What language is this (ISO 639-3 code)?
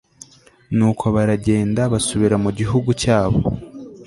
kin